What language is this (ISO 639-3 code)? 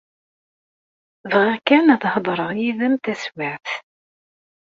kab